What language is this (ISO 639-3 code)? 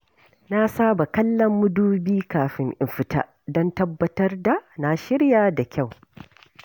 hau